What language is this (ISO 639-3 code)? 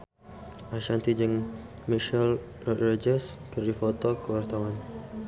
sun